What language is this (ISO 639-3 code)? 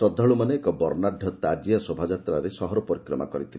ori